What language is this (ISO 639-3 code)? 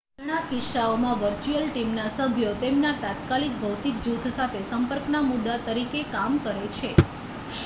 guj